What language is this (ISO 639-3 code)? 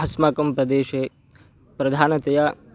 san